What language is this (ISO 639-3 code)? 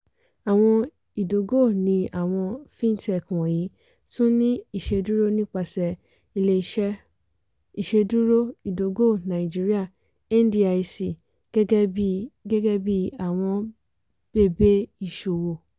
yor